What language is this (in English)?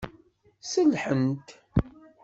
Kabyle